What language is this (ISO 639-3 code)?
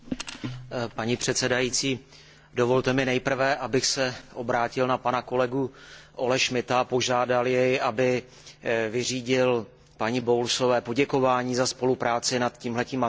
ces